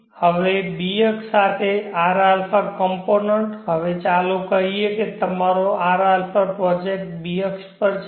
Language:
Gujarati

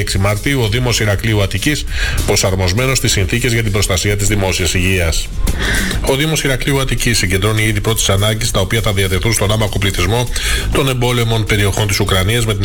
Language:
Greek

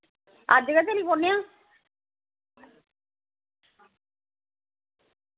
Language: Dogri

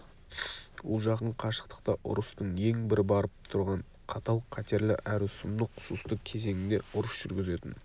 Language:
Kazakh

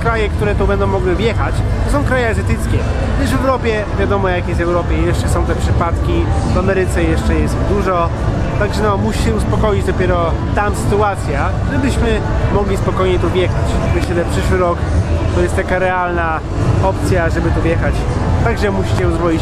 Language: Polish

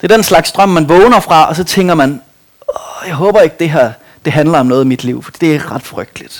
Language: Danish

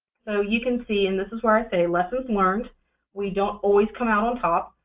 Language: English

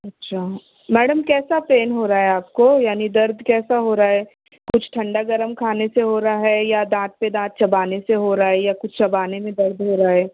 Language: Urdu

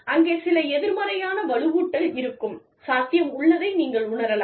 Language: Tamil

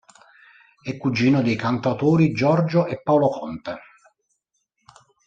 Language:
Italian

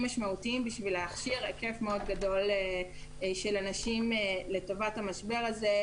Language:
Hebrew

